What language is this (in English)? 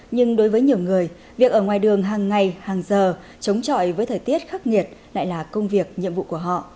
Vietnamese